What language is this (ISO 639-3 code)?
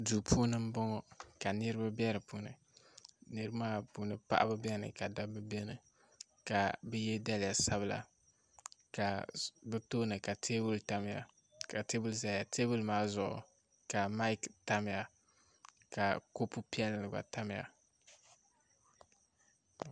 dag